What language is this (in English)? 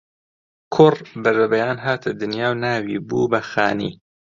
Central Kurdish